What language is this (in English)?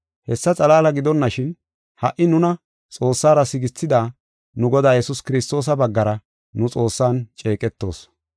Gofa